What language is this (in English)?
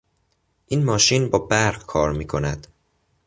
Persian